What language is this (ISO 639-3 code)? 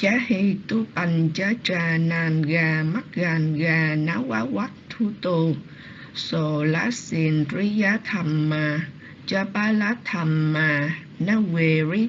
vie